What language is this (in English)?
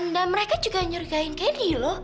Indonesian